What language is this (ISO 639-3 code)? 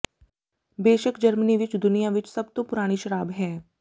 pan